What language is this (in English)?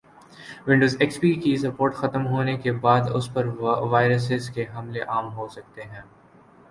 Urdu